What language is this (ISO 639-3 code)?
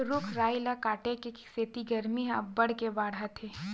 hne